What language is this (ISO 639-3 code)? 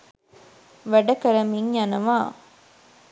sin